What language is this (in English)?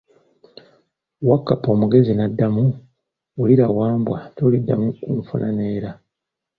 Ganda